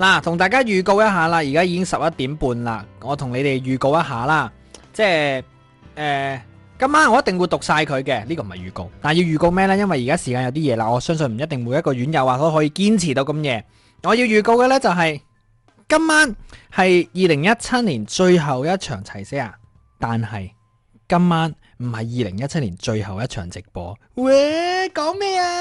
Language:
Chinese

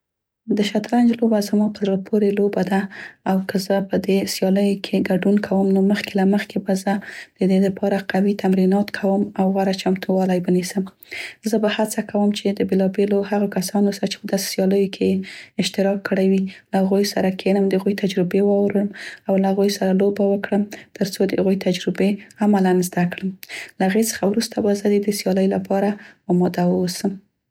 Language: Central Pashto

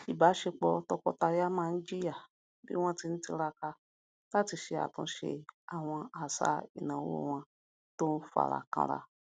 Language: Yoruba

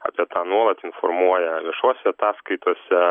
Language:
Lithuanian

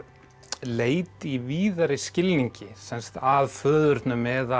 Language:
Icelandic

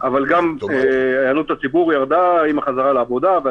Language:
Hebrew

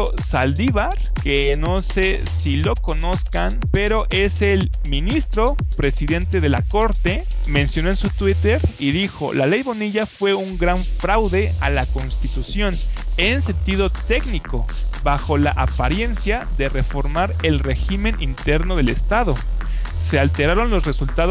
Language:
Spanish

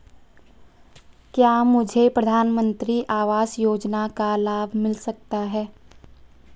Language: Hindi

